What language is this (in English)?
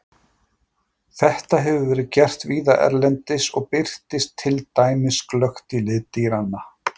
Icelandic